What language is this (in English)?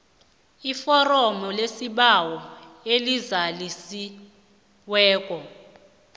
South Ndebele